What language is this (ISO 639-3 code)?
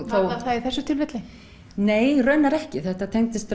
isl